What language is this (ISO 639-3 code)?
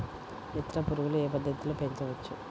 tel